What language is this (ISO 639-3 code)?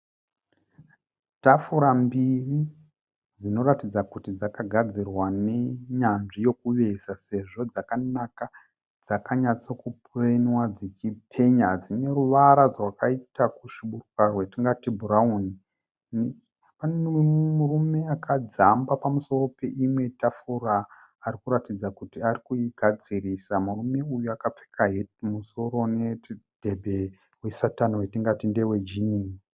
sna